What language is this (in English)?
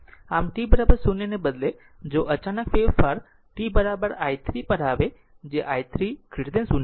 Gujarati